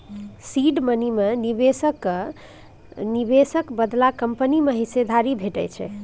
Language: Maithili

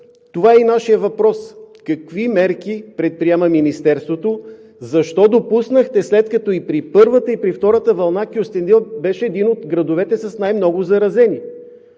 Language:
Bulgarian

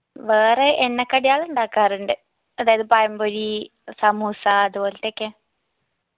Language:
Malayalam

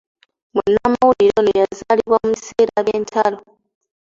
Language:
Ganda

